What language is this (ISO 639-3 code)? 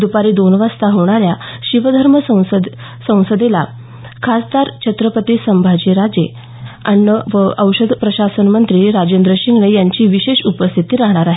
mar